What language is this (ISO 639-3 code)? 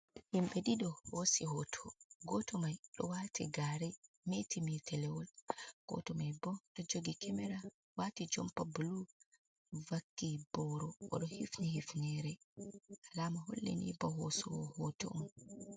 ful